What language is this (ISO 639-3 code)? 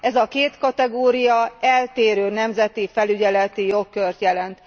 hun